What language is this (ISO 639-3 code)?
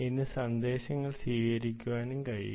mal